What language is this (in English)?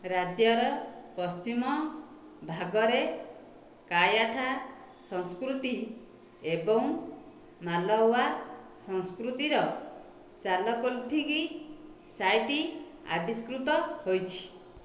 Odia